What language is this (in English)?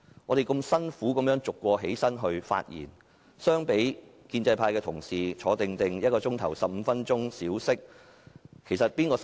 Cantonese